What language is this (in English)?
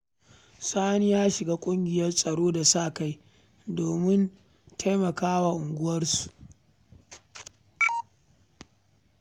Hausa